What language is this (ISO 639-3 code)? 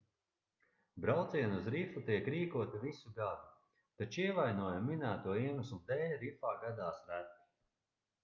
lav